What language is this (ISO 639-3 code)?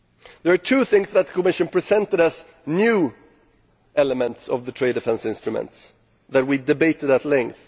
eng